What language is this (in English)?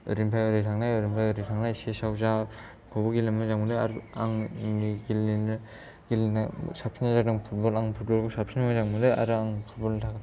Bodo